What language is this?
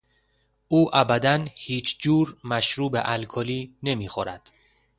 Persian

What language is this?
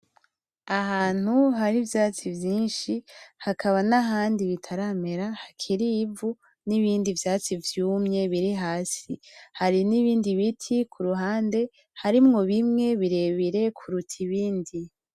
Rundi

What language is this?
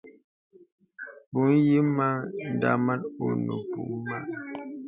Bebele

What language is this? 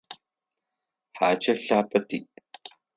Adyghe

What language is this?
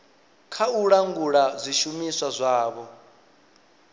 Venda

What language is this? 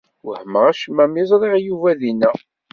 Kabyle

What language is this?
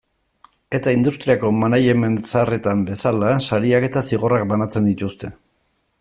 Basque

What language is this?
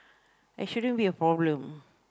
English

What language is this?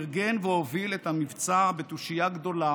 Hebrew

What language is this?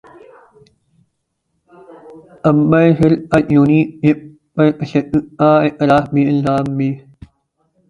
Urdu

